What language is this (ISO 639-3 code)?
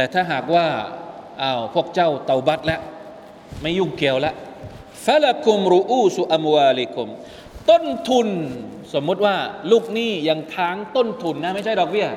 tha